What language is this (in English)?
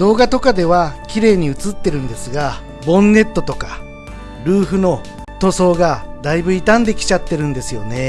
Japanese